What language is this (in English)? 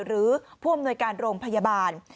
Thai